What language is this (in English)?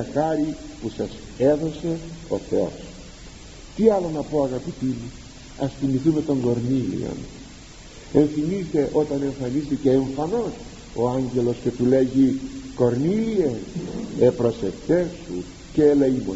Greek